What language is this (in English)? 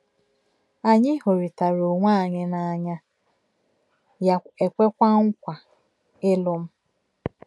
Igbo